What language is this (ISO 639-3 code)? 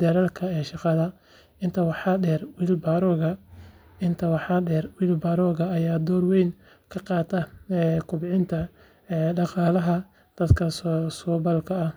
som